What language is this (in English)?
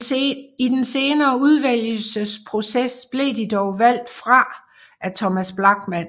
Danish